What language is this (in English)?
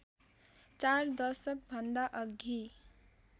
Nepali